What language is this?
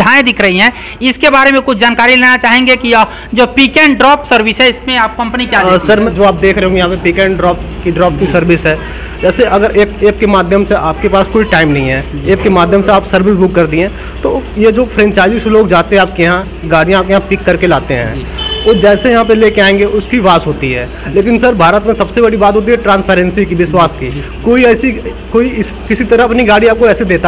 Hindi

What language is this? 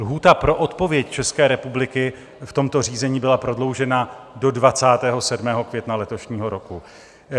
Czech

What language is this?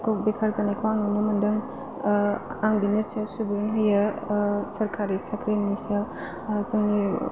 Bodo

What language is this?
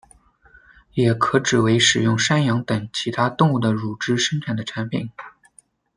Chinese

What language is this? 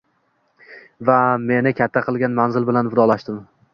Uzbek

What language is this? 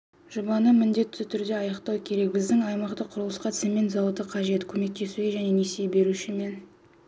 Kazakh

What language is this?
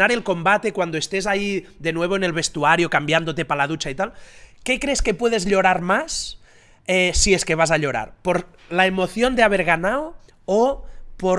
Spanish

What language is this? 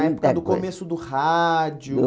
Portuguese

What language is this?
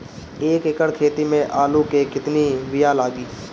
Bhojpuri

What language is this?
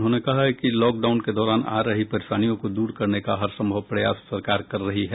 Hindi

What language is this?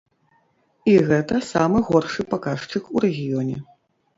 Belarusian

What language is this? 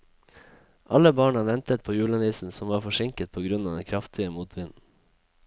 Norwegian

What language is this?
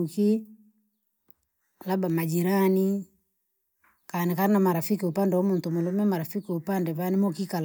Langi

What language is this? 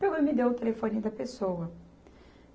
Portuguese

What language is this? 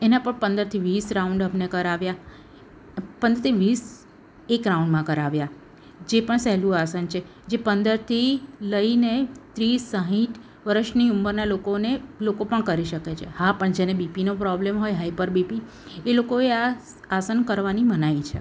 Gujarati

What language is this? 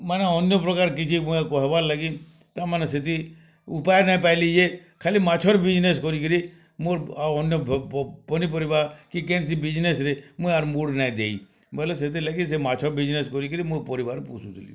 Odia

